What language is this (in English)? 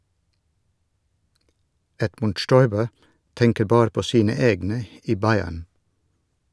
Norwegian